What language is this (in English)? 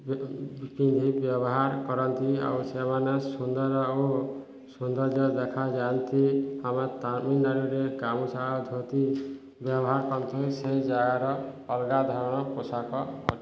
Odia